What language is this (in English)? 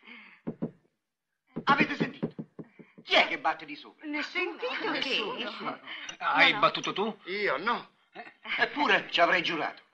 Italian